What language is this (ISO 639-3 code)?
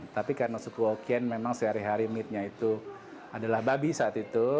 ind